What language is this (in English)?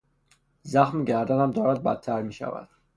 Persian